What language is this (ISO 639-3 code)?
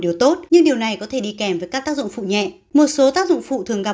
vie